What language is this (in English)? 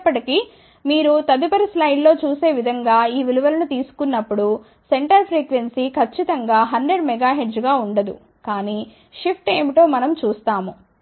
Telugu